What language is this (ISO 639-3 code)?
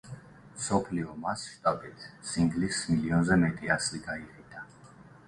kat